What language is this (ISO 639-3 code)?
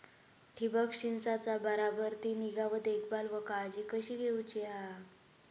mar